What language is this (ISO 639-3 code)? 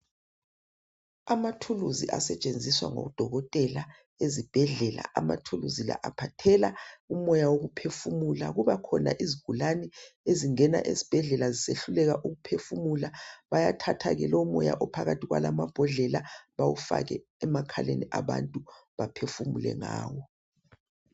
nde